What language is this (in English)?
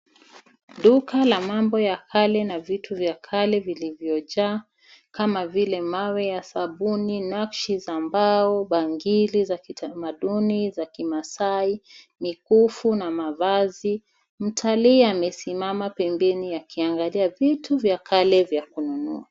Swahili